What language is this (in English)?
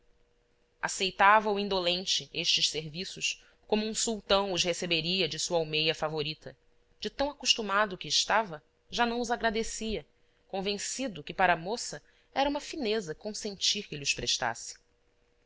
Portuguese